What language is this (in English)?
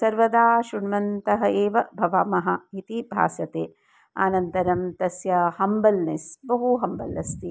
Sanskrit